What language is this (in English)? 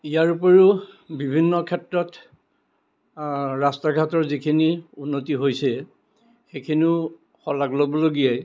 Assamese